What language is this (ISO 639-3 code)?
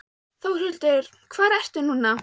isl